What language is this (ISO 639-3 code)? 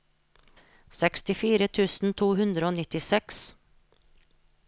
nor